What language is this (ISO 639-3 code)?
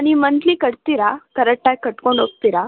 kan